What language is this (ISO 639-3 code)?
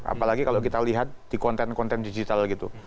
ind